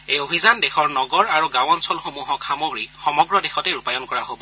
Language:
Assamese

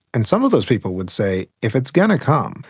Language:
English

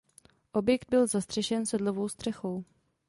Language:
Czech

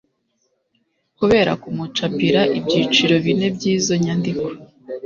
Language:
Kinyarwanda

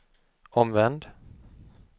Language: Swedish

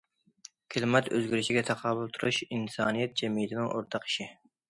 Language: Uyghur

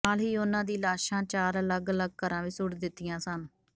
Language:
Punjabi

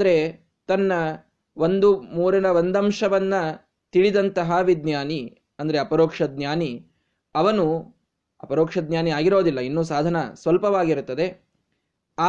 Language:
Kannada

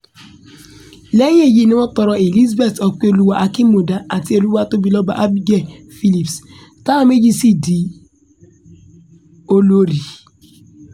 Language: Yoruba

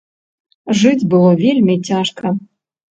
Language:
Belarusian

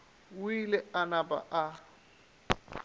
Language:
Northern Sotho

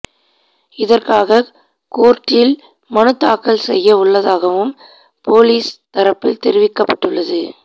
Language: Tamil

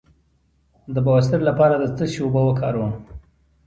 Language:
Pashto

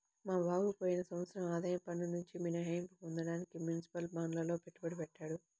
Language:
Telugu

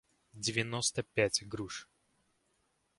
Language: Russian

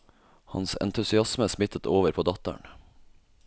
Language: Norwegian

